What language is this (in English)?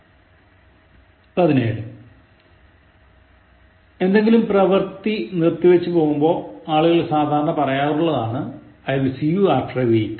Malayalam